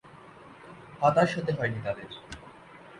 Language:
Bangla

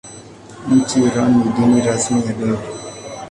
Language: Swahili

